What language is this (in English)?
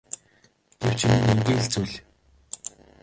Mongolian